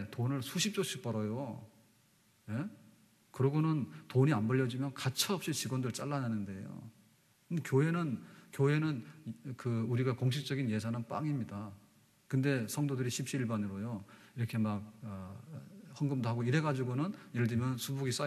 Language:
Korean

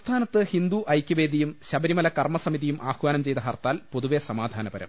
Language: Malayalam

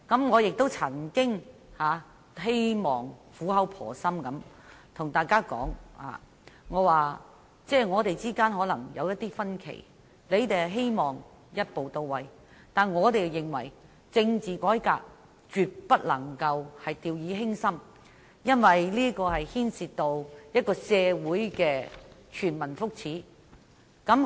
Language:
Cantonese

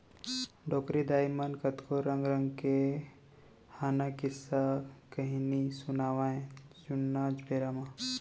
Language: Chhattisgarhi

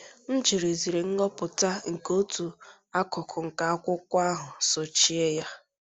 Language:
Igbo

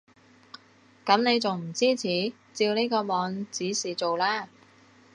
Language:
Cantonese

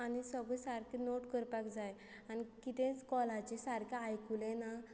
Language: Konkani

